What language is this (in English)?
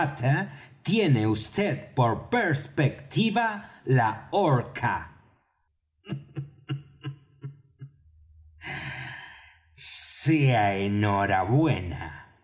Spanish